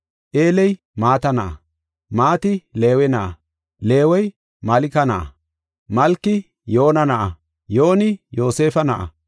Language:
Gofa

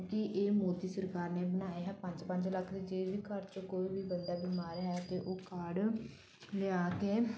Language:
Punjabi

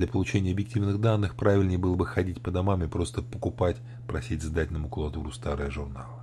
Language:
Russian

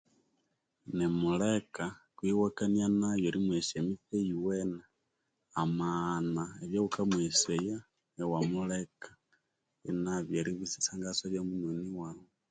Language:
Konzo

